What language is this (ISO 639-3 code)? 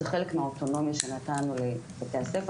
heb